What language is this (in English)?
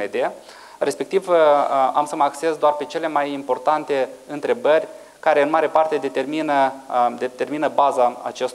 Romanian